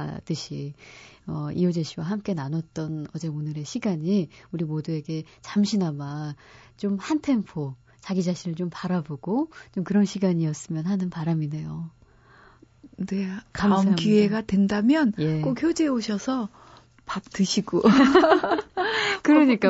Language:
Korean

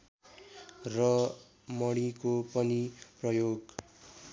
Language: Nepali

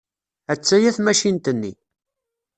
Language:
Kabyle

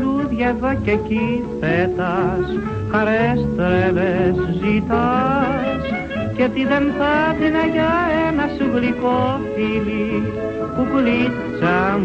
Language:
Greek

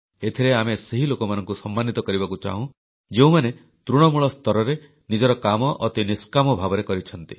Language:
Odia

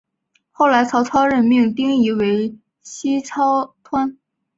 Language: Chinese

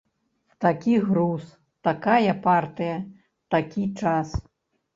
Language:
Belarusian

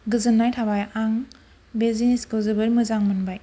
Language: Bodo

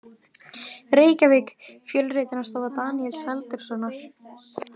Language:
Icelandic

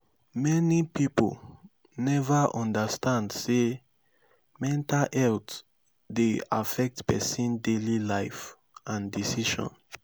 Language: Nigerian Pidgin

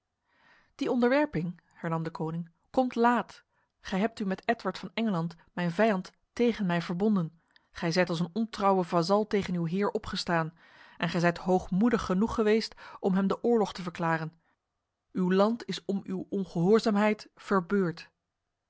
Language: Dutch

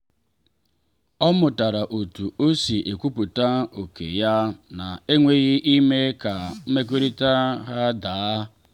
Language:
Igbo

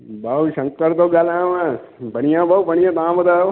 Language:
Sindhi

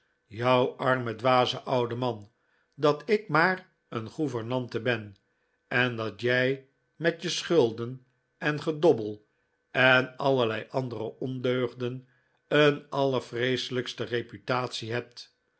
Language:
Dutch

